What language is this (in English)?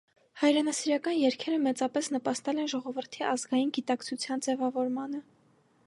Armenian